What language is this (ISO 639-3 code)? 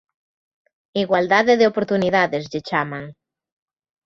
glg